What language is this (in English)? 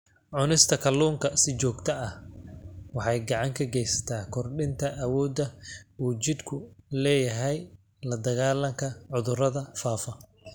Somali